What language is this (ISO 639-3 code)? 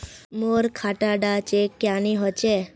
mag